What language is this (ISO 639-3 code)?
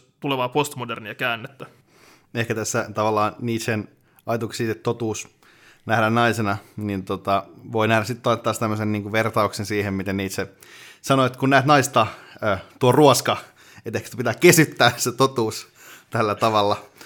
fin